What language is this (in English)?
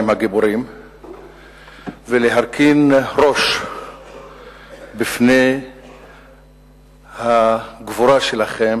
Hebrew